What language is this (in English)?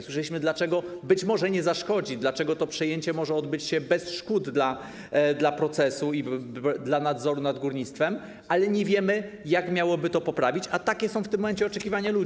Polish